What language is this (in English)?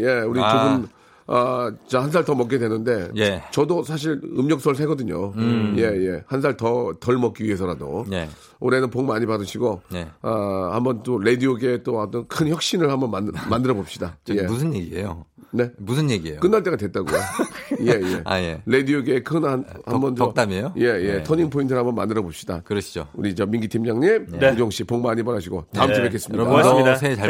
Korean